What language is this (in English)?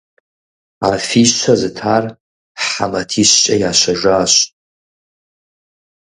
Kabardian